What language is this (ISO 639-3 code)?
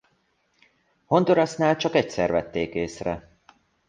hun